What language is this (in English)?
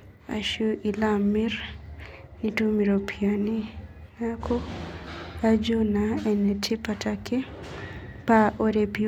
Masai